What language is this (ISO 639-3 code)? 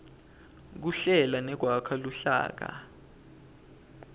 ssw